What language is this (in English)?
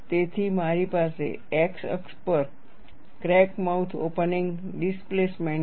Gujarati